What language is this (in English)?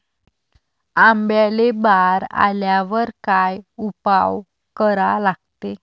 Marathi